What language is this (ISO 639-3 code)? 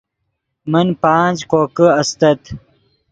ydg